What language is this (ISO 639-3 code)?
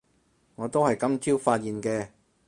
yue